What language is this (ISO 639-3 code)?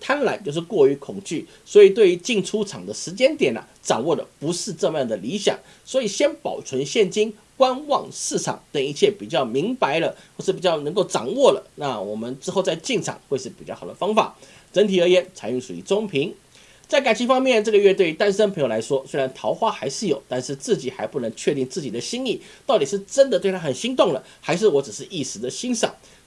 zho